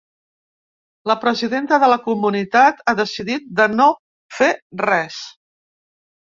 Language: Catalan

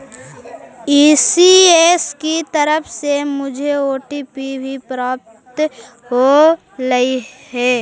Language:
Magahi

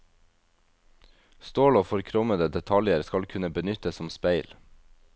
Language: Norwegian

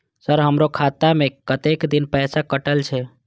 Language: Maithili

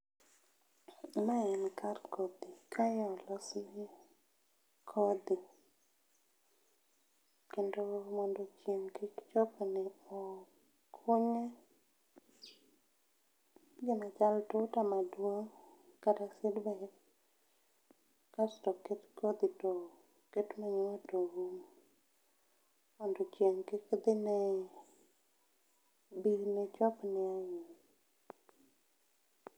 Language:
Luo (Kenya and Tanzania)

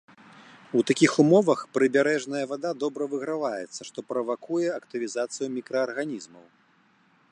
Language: Belarusian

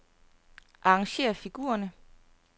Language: Danish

